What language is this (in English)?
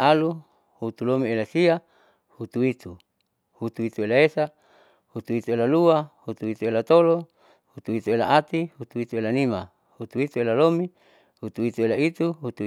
Saleman